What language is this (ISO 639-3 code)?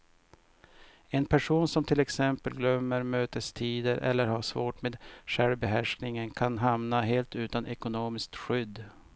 swe